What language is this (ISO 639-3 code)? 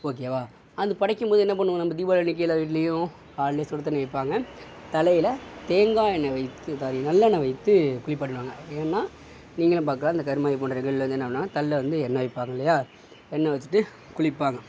tam